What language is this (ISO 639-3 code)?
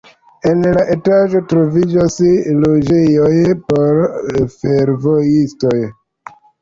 epo